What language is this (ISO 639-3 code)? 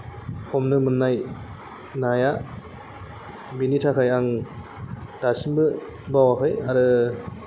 brx